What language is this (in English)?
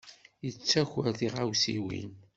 Kabyle